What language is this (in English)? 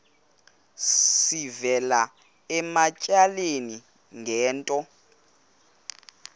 Xhosa